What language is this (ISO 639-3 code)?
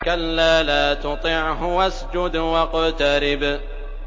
ara